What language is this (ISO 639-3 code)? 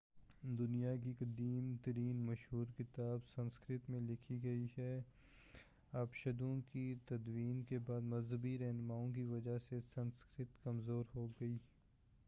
urd